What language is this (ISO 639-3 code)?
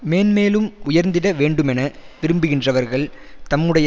tam